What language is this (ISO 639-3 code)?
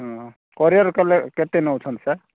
ori